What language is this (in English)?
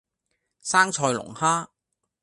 Cantonese